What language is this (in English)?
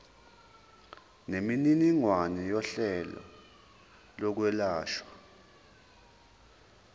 Zulu